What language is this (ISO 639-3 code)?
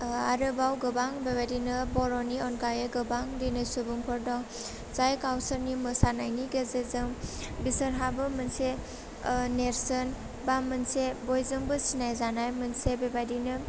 brx